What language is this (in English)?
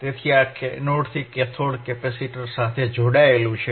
Gujarati